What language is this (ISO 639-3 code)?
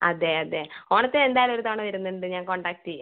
mal